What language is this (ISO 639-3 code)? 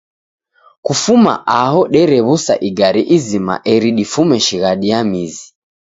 dav